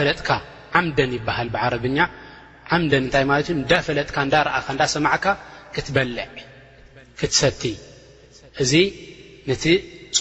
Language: Arabic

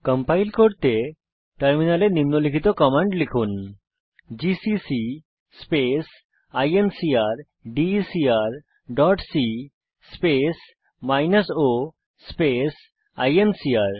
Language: Bangla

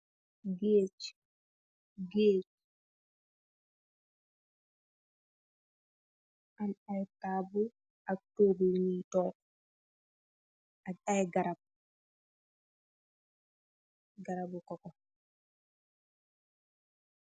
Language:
Wolof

